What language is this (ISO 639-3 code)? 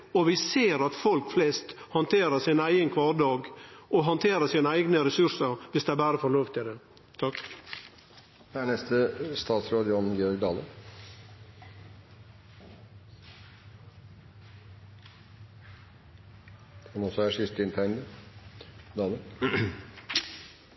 nno